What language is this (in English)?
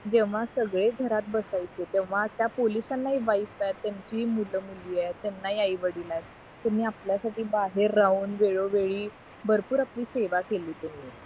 Marathi